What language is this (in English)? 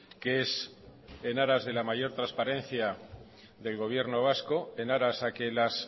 Spanish